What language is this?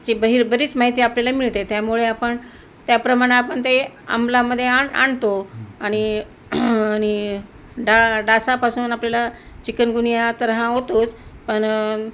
Marathi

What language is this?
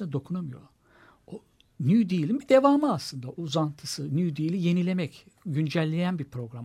Turkish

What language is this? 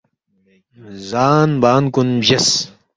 Balti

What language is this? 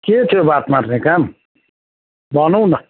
Nepali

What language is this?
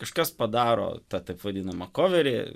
Lithuanian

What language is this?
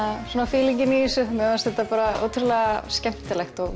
Icelandic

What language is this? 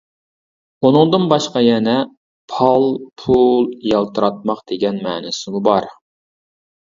Uyghur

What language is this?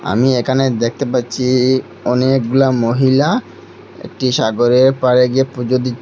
Bangla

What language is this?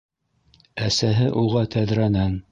Bashkir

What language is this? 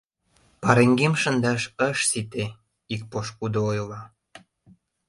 Mari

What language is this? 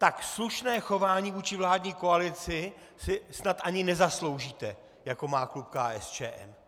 Czech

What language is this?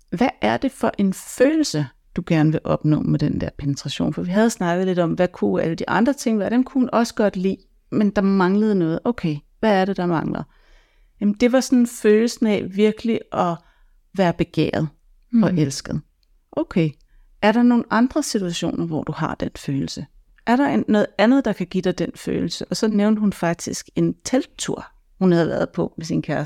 Danish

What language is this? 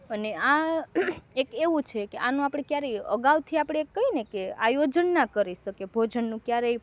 Gujarati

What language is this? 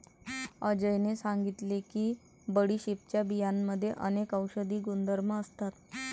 Marathi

